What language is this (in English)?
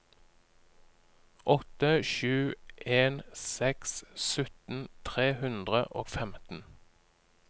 Norwegian